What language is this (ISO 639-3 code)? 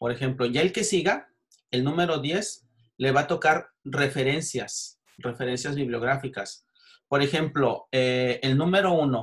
spa